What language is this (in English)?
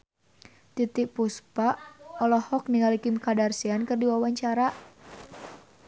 Sundanese